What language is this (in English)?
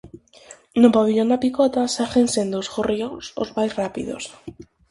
Galician